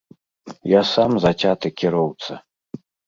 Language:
Belarusian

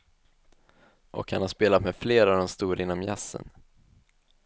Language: Swedish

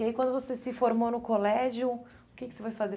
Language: Portuguese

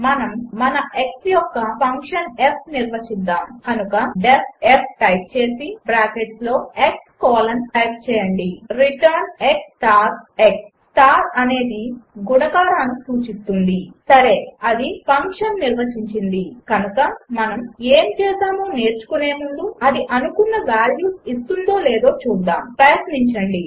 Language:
Telugu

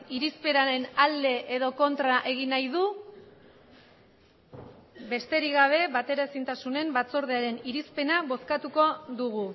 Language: Basque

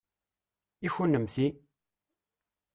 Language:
Kabyle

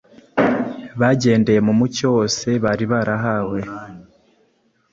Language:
Kinyarwanda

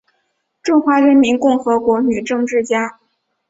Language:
Chinese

